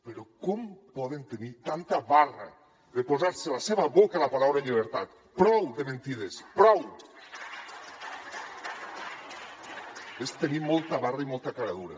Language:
Catalan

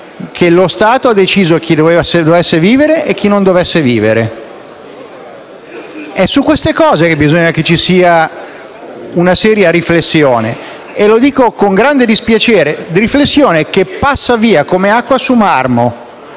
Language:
Italian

